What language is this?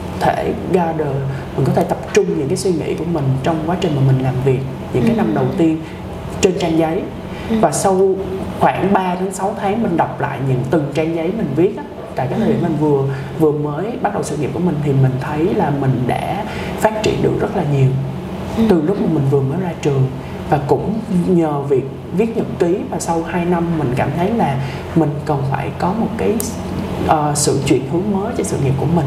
Vietnamese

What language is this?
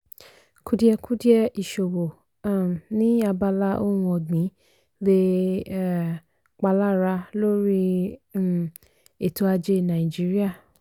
Yoruba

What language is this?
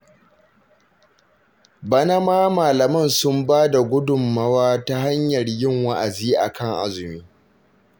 Hausa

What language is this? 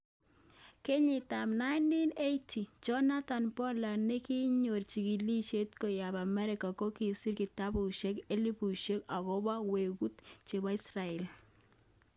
Kalenjin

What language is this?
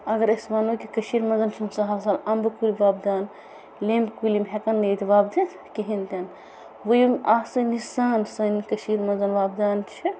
Kashmiri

